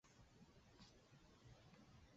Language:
Chinese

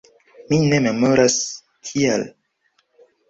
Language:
Esperanto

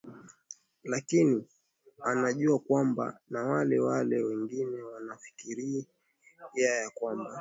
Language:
Swahili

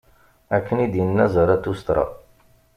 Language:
Kabyle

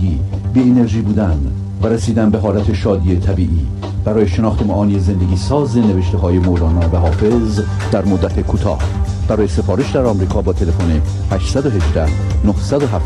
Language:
Persian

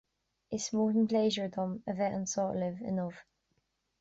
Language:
Irish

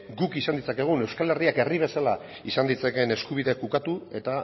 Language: Basque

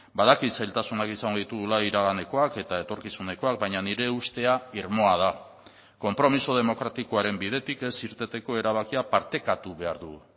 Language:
Basque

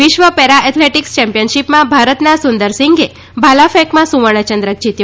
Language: Gujarati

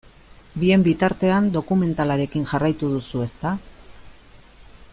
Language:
Basque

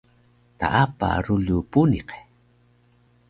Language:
Taroko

